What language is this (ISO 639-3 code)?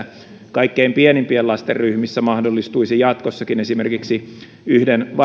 fin